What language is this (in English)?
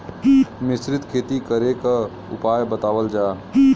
Bhojpuri